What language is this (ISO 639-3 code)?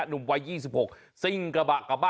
tha